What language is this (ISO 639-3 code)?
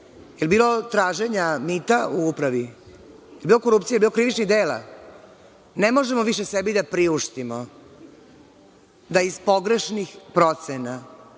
srp